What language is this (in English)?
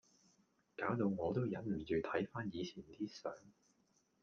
Cantonese